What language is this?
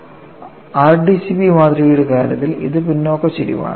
Malayalam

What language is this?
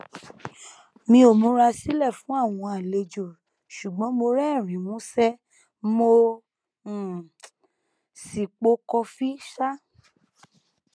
Yoruba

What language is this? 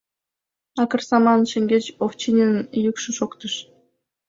Mari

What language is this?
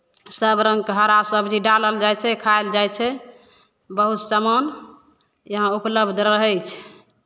Maithili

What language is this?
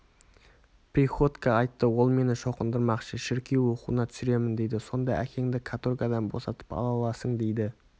Kazakh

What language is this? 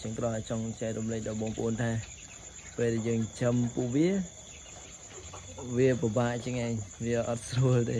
Vietnamese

